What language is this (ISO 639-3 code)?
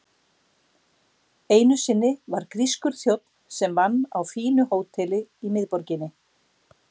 isl